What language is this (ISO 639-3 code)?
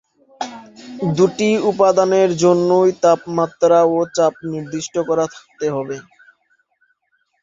ben